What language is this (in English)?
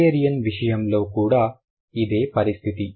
Telugu